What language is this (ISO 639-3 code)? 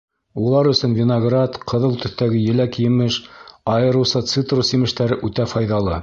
bak